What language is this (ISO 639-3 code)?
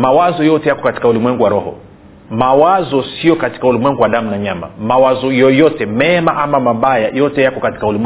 swa